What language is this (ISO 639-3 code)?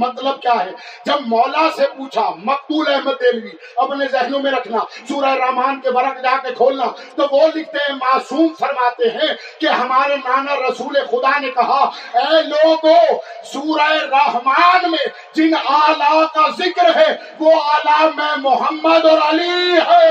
urd